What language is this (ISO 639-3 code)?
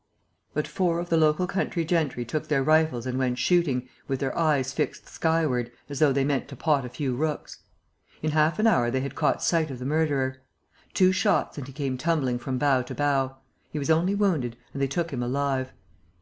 eng